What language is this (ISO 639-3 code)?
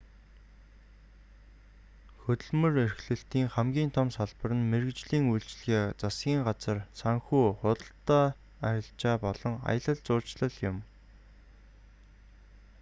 mon